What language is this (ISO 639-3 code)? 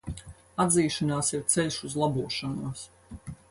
lav